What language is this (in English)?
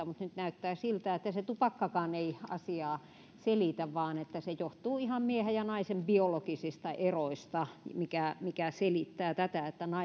Finnish